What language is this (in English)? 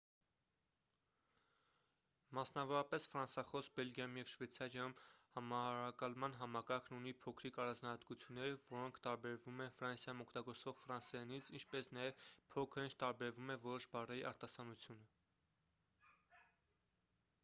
Armenian